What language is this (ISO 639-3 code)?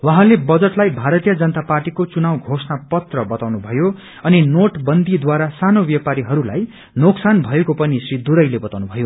nep